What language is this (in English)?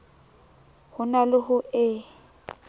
Southern Sotho